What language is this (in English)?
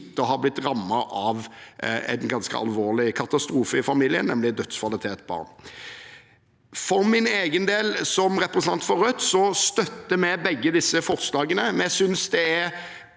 Norwegian